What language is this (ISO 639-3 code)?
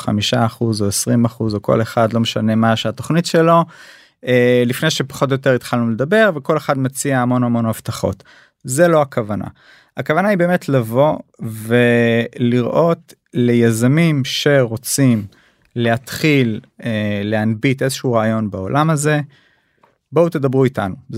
heb